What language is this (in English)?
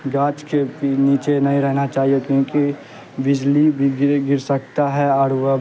Urdu